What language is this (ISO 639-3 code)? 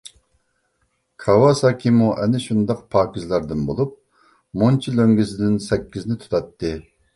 uig